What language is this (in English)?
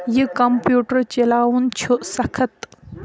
Kashmiri